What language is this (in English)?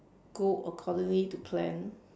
English